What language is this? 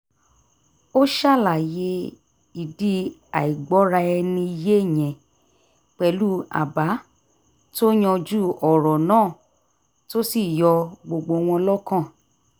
Yoruba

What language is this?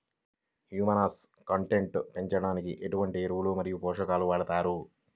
Telugu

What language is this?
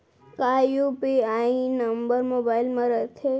Chhattisgarhi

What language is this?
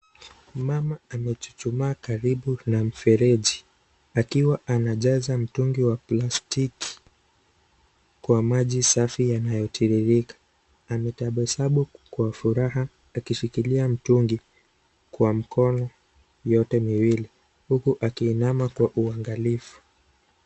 Swahili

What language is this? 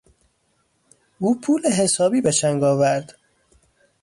Persian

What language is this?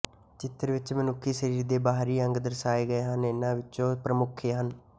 Punjabi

